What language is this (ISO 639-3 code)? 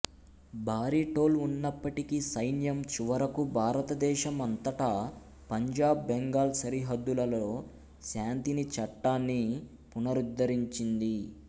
tel